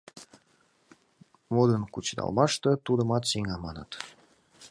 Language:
Mari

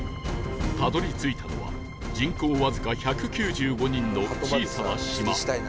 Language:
Japanese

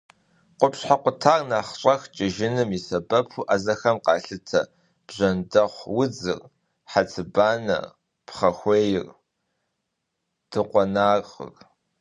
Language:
Kabardian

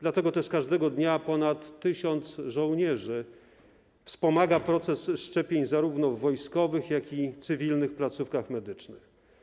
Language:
Polish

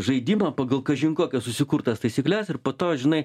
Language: Lithuanian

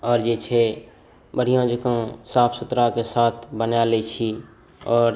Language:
Maithili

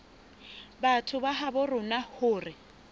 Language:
Southern Sotho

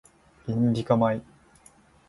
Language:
Japanese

